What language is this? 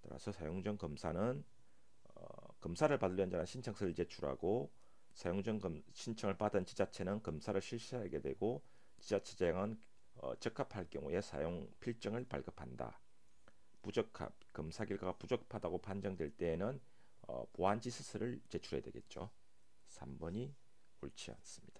Korean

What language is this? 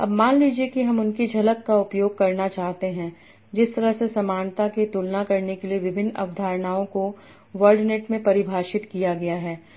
Hindi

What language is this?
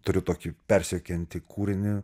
Lithuanian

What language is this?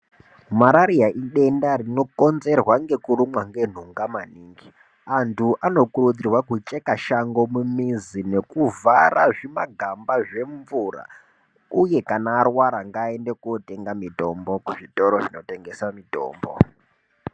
Ndau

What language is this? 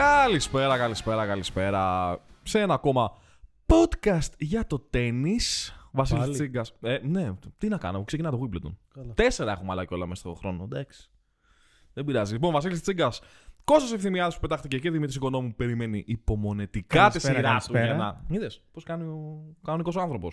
Greek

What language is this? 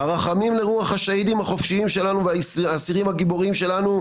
Hebrew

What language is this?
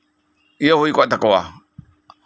Santali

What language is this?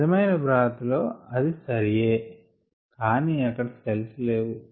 Telugu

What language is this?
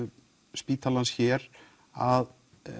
Icelandic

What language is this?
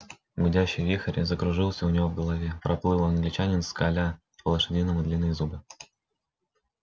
Russian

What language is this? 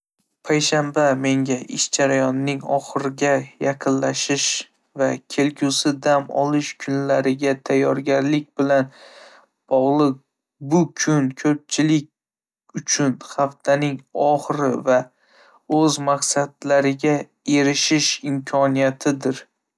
Uzbek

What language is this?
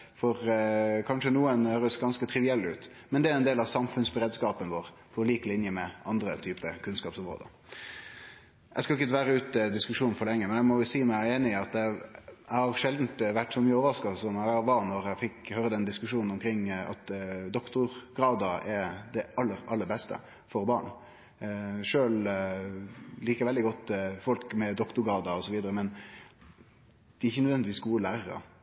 Norwegian Nynorsk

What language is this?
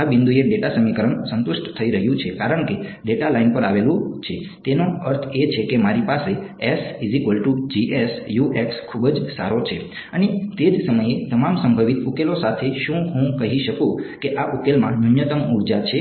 Gujarati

